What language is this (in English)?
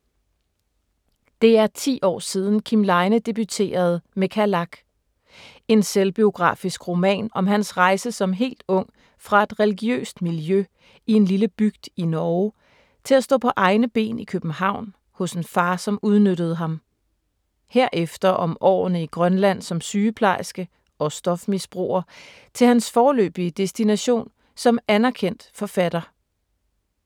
Danish